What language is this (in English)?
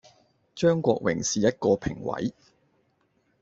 Cantonese